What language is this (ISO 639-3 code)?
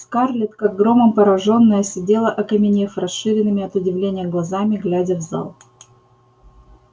rus